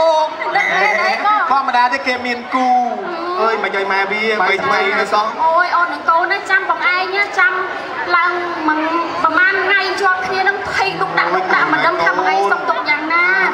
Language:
Thai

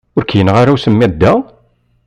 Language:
Kabyle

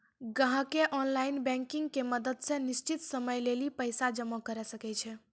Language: Maithili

